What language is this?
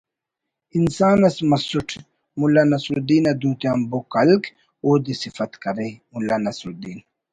Brahui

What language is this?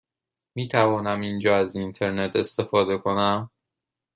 Persian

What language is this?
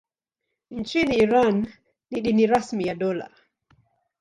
Swahili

